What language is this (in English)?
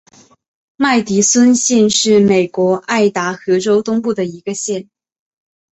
Chinese